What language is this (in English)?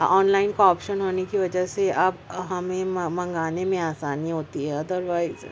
Urdu